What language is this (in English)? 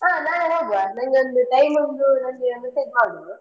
Kannada